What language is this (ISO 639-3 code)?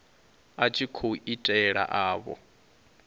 ven